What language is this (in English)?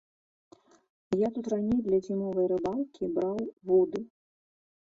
Belarusian